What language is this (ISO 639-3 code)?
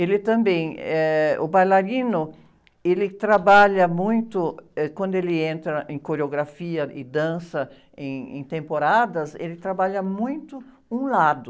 por